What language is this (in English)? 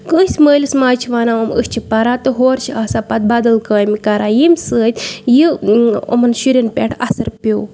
Kashmiri